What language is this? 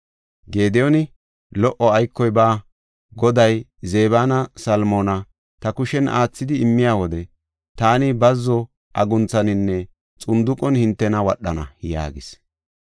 Gofa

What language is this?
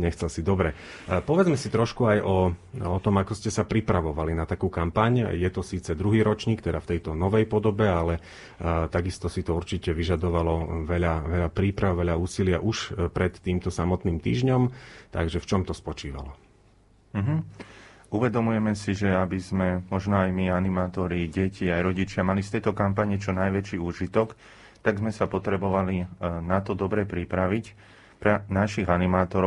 Slovak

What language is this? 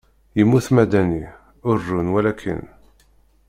Kabyle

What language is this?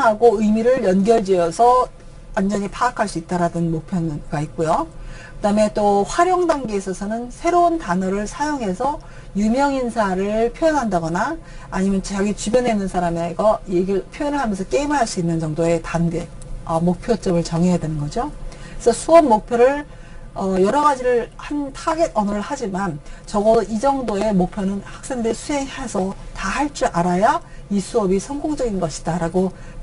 Korean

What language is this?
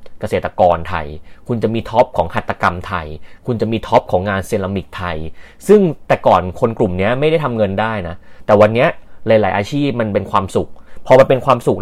Thai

